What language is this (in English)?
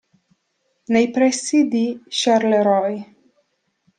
Italian